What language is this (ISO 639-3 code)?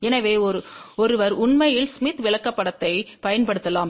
tam